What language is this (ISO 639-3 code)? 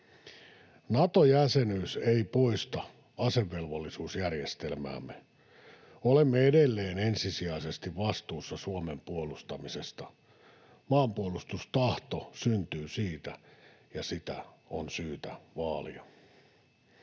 fin